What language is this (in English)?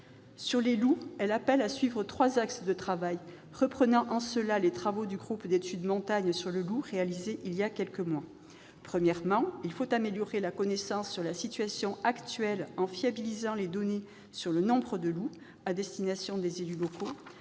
French